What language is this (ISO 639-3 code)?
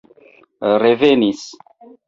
epo